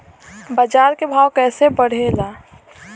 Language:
Bhojpuri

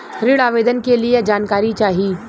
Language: Bhojpuri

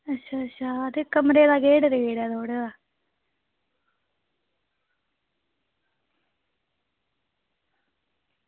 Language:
Dogri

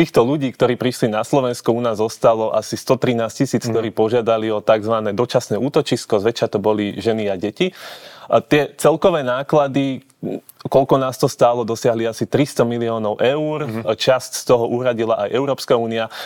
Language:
Slovak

